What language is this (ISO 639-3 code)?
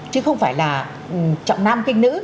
vie